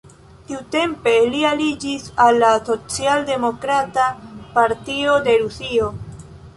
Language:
Esperanto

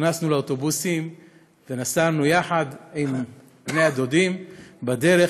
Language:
Hebrew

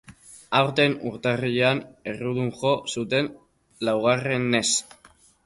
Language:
Basque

